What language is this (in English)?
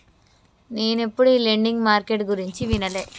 Telugu